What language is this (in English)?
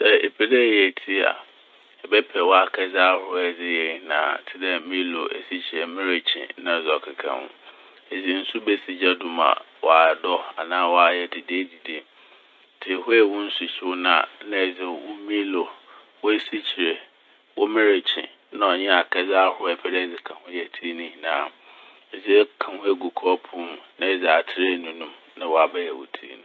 Akan